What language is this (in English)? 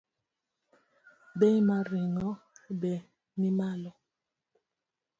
Luo (Kenya and Tanzania)